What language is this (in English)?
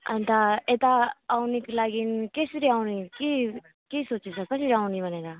Nepali